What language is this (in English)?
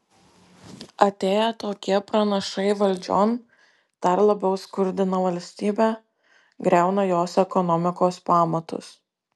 Lithuanian